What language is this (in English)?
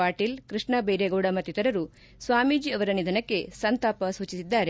Kannada